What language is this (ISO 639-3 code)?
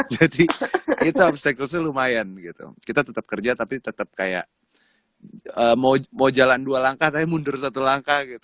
ind